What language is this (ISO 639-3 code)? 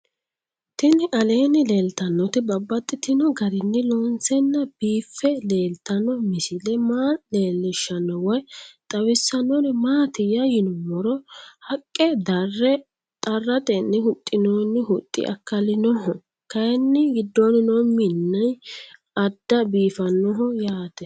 sid